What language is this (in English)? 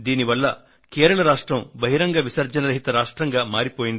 Telugu